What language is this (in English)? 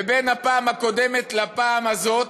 Hebrew